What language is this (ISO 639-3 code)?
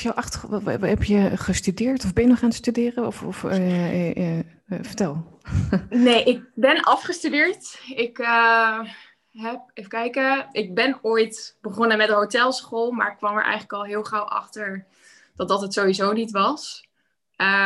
nld